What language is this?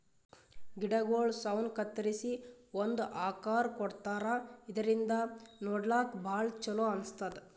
Kannada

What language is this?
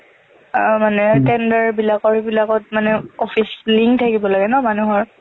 Assamese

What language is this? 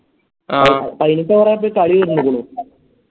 Malayalam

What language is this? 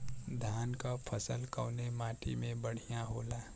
Bhojpuri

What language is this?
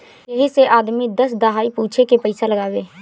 Bhojpuri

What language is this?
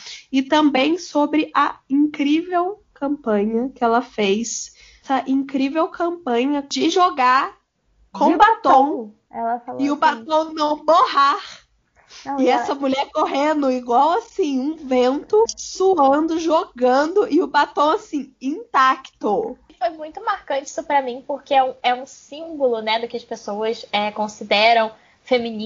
Portuguese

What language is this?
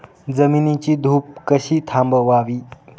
Marathi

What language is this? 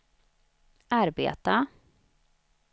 Swedish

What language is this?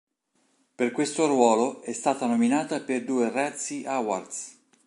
Italian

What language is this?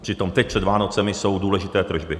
Czech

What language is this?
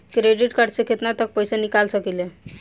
Bhojpuri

